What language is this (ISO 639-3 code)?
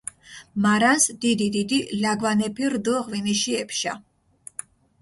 xmf